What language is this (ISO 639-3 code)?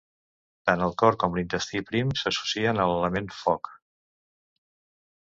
cat